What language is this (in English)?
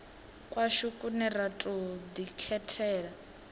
Venda